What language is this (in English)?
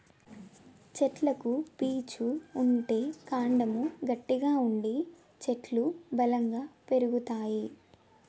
Telugu